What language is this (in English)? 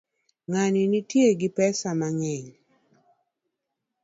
Luo (Kenya and Tanzania)